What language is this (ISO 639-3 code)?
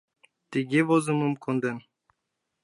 chm